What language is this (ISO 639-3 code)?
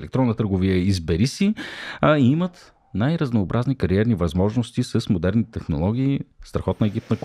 bul